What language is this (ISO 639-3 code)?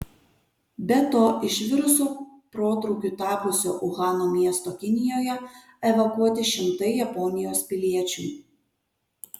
lit